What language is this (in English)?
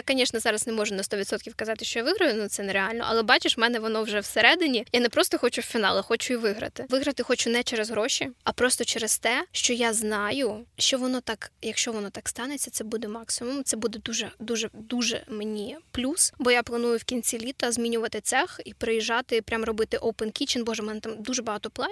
Ukrainian